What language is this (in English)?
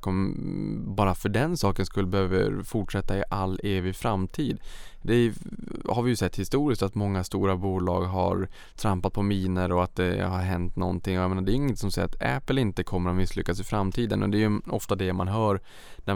Swedish